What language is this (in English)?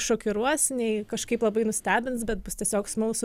Lithuanian